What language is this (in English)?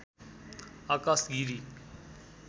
Nepali